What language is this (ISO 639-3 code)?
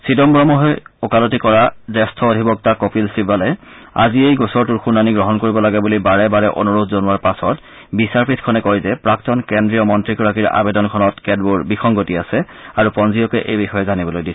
asm